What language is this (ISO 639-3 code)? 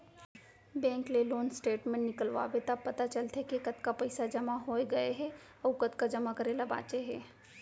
hne